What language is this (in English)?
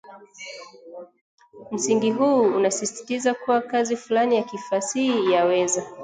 Swahili